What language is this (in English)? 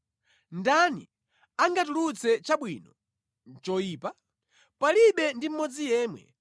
Nyanja